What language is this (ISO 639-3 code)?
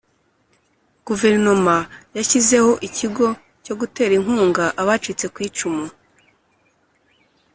kin